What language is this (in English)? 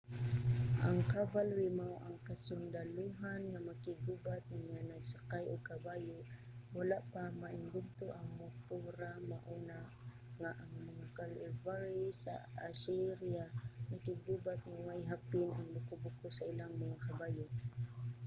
Cebuano